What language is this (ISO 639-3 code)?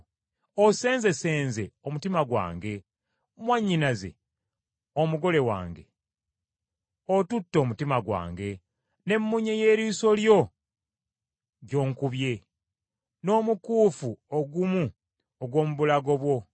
lug